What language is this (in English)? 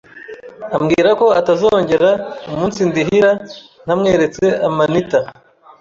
Kinyarwanda